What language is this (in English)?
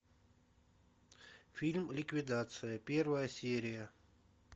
Russian